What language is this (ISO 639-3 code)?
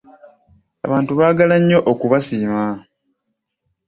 lug